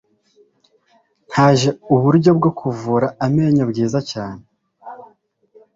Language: Kinyarwanda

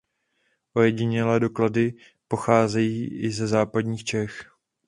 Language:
Czech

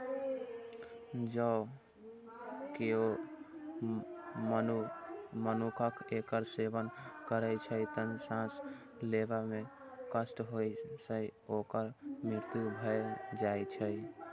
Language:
Maithili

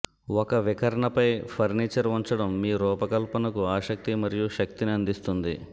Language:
Telugu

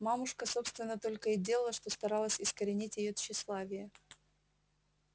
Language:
Russian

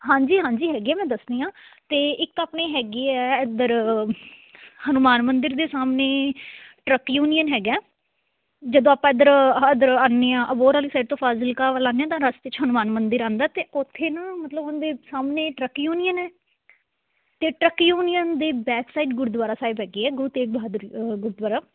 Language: Punjabi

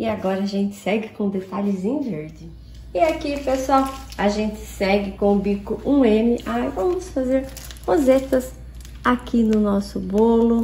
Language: Portuguese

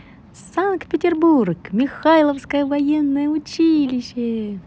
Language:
Russian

